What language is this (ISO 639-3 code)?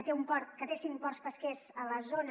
cat